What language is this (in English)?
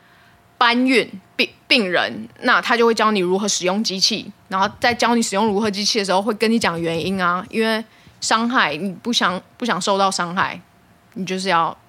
Chinese